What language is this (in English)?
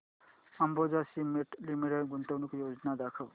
Marathi